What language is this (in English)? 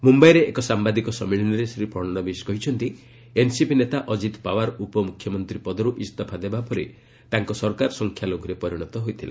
Odia